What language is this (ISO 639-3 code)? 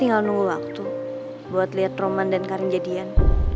ind